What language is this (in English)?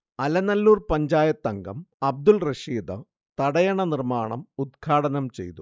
Malayalam